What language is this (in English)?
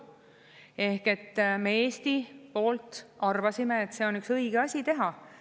Estonian